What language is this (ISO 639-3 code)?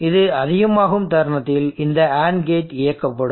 tam